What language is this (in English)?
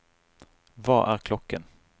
Norwegian